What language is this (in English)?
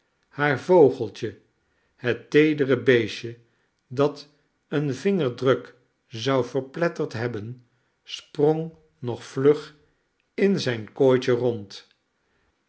Dutch